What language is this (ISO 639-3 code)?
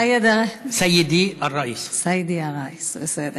heb